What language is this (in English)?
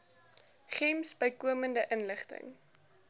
Afrikaans